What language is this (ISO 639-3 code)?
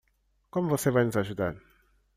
por